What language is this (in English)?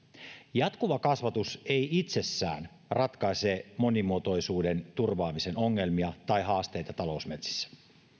Finnish